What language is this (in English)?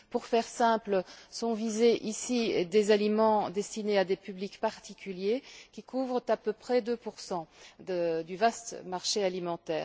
French